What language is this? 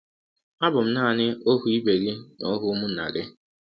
Igbo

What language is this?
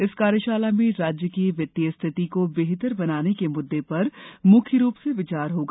Hindi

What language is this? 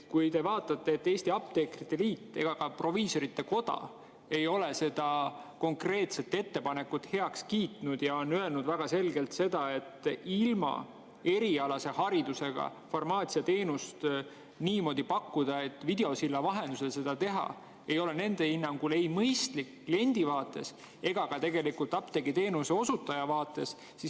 Estonian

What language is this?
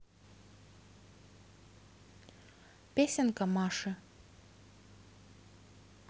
Russian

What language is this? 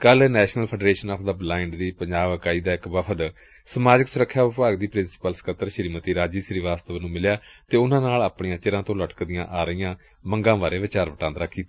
Punjabi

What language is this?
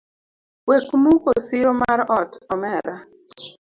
Luo (Kenya and Tanzania)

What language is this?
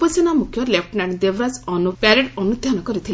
Odia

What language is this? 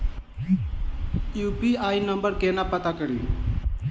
Maithili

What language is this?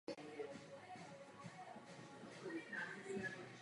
Czech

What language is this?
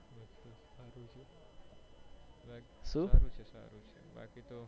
Gujarati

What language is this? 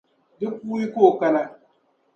Dagbani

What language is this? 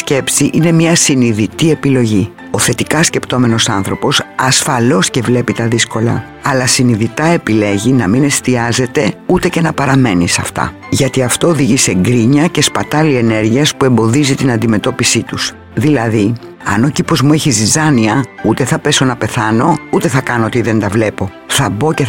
Greek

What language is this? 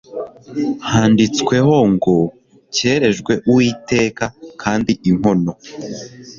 Kinyarwanda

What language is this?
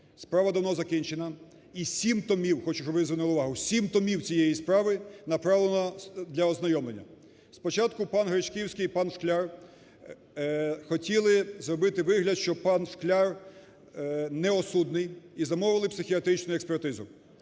Ukrainian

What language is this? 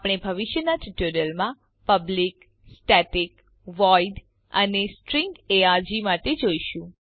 Gujarati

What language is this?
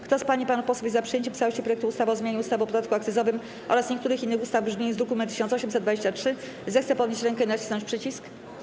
Polish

